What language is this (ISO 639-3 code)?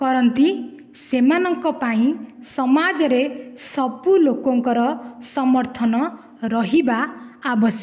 ori